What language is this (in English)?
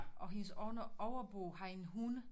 Danish